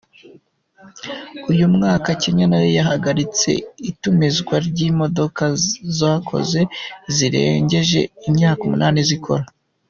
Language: Kinyarwanda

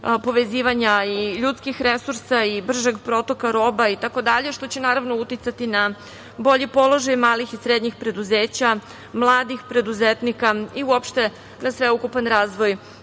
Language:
Serbian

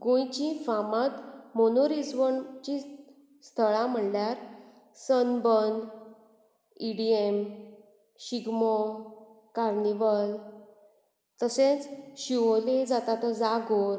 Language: Konkani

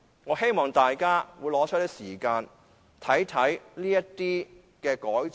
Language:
Cantonese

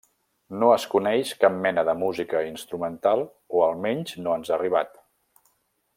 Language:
Catalan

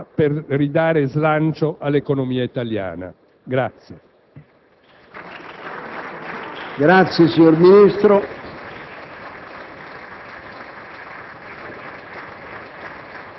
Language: Italian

